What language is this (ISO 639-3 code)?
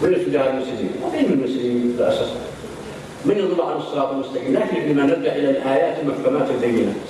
ara